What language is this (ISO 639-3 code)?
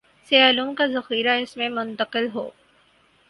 urd